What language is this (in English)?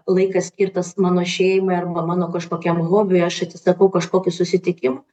Lithuanian